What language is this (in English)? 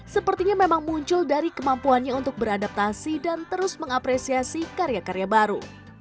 Indonesian